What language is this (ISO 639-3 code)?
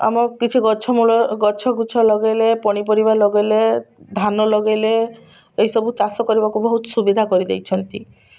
ori